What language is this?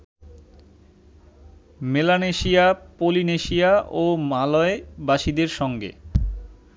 Bangla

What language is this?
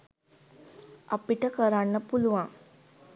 Sinhala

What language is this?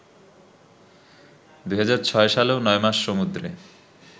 Bangla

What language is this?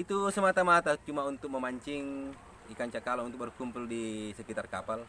Indonesian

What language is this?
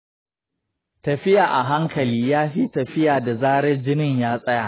Hausa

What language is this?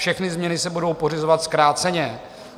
Czech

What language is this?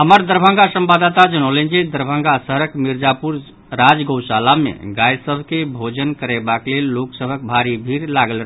Maithili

